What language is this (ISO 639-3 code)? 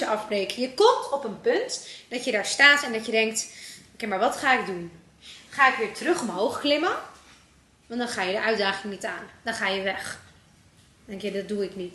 nld